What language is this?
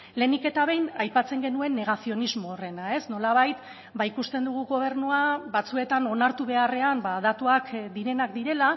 Basque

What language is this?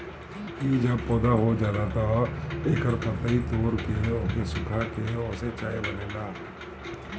Bhojpuri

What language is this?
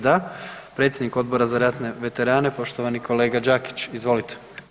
Croatian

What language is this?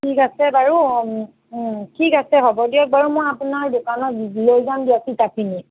Assamese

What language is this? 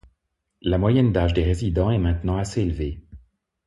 French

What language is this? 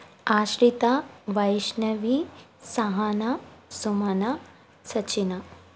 Kannada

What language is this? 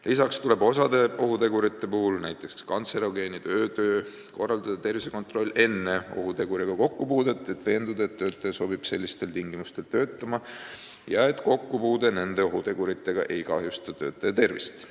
Estonian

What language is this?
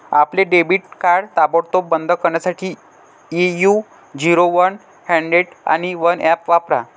Marathi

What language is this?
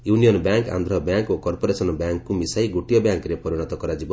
Odia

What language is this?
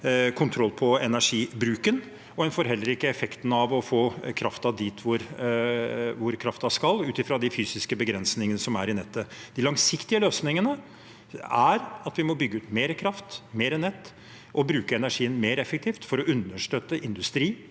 Norwegian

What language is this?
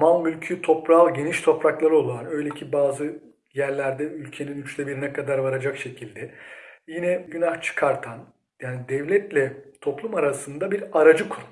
Turkish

